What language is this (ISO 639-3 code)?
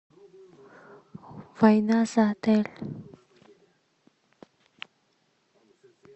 rus